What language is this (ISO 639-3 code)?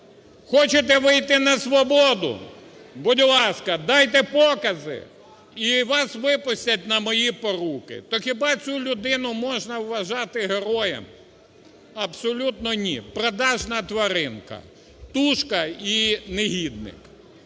ukr